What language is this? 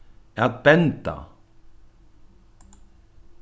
Faroese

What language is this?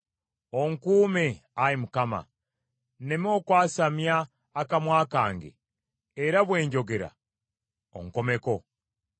Ganda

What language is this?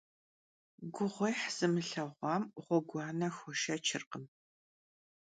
Kabardian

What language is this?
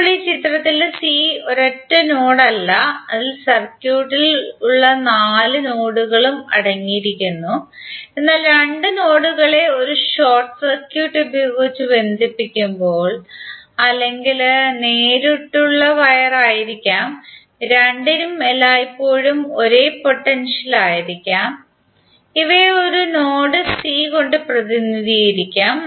Malayalam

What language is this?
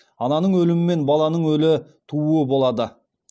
Kazakh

